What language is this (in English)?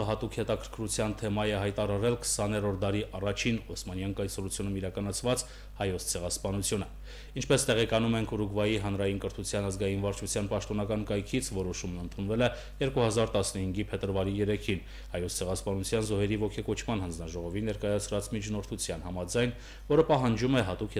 Romanian